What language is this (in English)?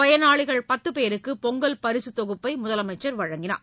Tamil